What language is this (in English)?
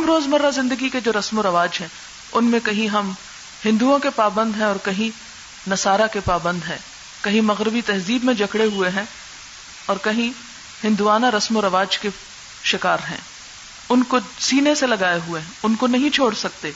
Urdu